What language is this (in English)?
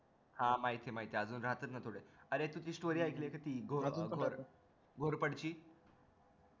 Marathi